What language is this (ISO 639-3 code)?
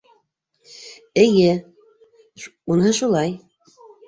bak